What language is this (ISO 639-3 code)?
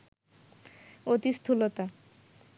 ben